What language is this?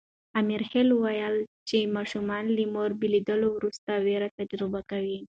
Pashto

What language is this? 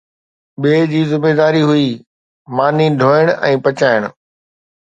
Sindhi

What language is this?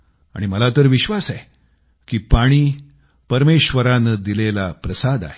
Marathi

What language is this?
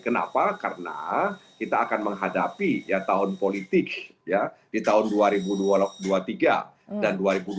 Indonesian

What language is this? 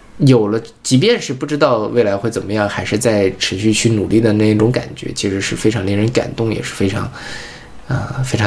Chinese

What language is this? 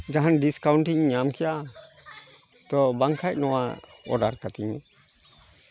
Santali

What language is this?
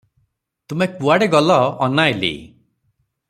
Odia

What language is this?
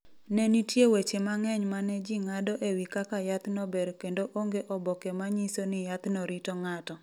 Luo (Kenya and Tanzania)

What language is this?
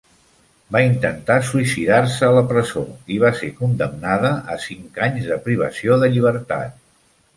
Catalan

